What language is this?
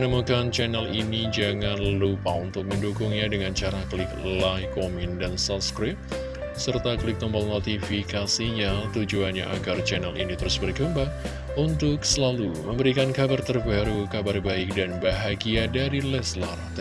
Indonesian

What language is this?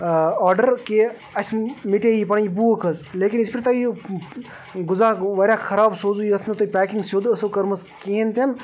Kashmiri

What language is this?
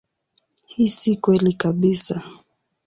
Swahili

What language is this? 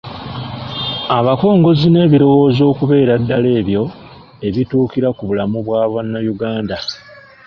Ganda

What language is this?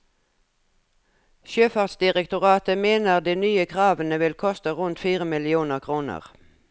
Norwegian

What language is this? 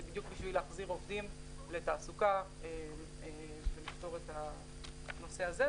Hebrew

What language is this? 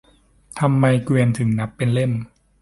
Thai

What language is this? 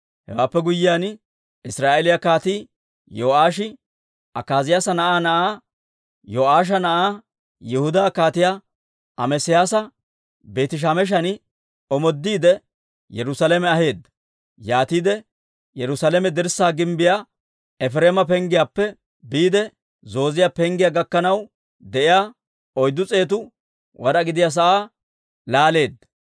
Dawro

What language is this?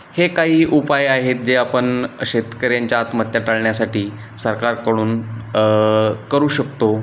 Marathi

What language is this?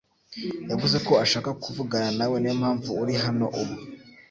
Kinyarwanda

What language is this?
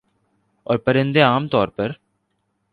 Urdu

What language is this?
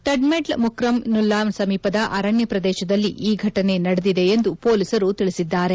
Kannada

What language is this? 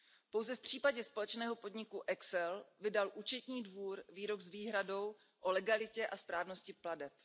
Czech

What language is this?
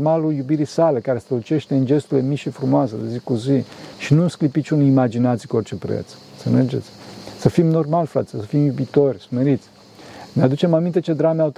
Romanian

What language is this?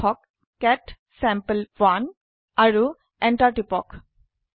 Assamese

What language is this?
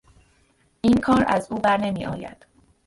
Persian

